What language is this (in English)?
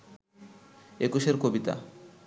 Bangla